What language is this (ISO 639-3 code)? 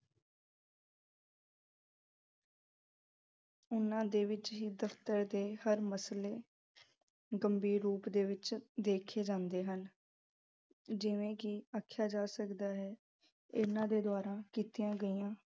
pan